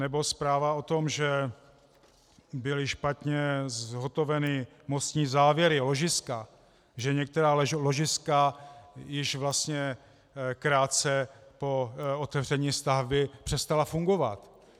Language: Czech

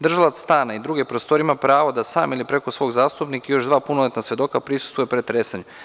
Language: Serbian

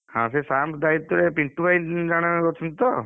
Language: Odia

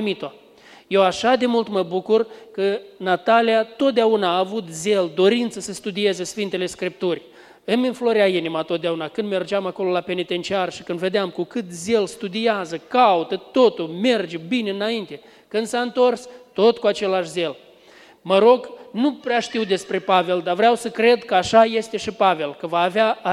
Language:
Romanian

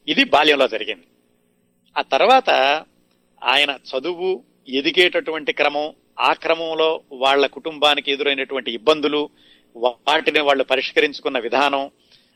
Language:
Telugu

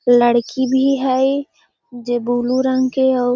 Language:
Magahi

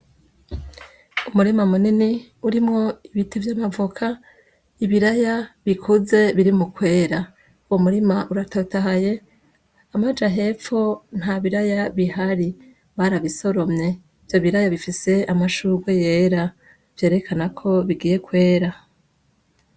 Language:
Rundi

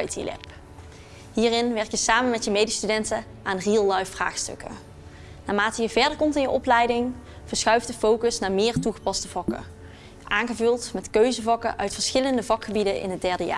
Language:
Dutch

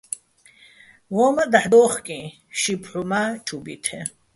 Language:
Bats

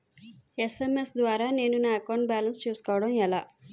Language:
Telugu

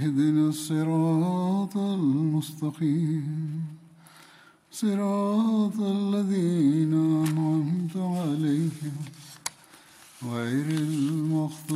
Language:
Malayalam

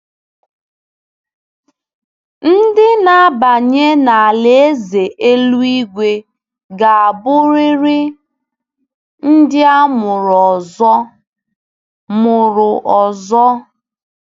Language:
Igbo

